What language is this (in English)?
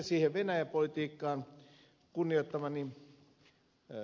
Finnish